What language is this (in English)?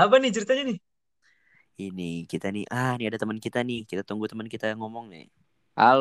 Indonesian